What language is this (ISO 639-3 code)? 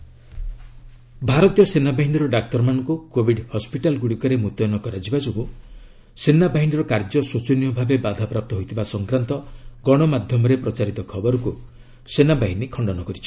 ori